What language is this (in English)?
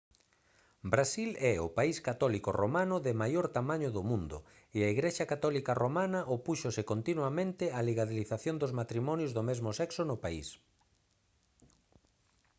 Galician